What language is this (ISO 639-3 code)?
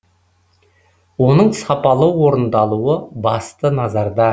kaz